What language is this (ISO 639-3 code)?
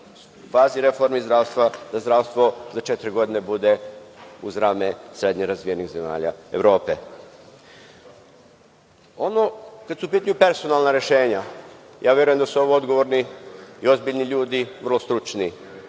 srp